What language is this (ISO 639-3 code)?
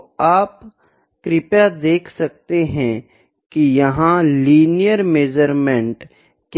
hin